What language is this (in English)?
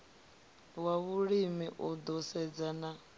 Venda